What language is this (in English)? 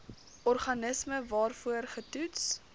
Afrikaans